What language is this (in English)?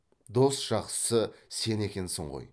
Kazakh